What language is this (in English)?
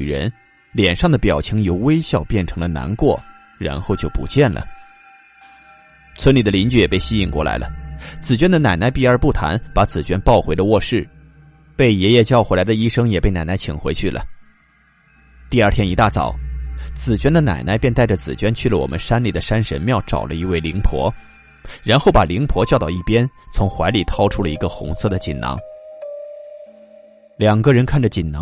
Chinese